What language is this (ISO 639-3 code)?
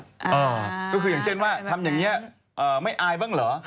tha